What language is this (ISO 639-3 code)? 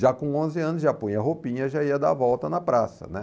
por